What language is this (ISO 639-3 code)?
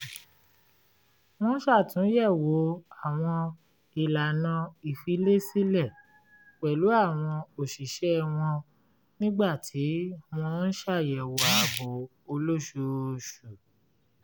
yor